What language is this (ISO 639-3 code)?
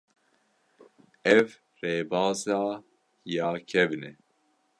kur